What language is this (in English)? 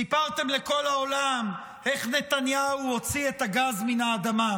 Hebrew